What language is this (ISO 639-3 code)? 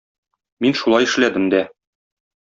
tat